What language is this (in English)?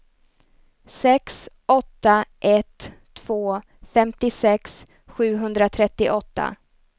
Swedish